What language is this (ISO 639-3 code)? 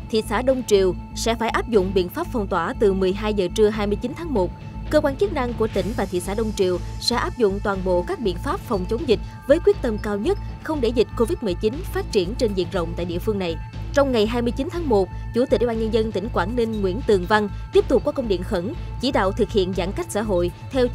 vie